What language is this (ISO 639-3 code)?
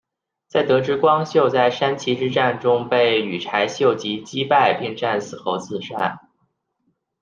zho